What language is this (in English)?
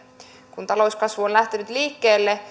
Finnish